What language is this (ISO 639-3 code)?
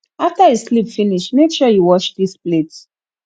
pcm